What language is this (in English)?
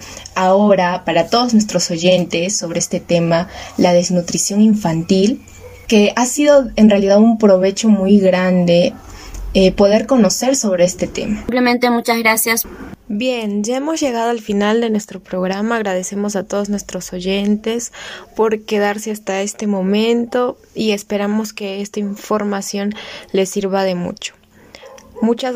Spanish